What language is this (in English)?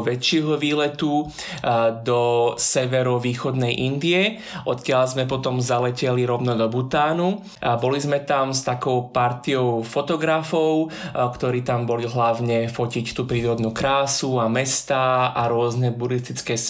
Slovak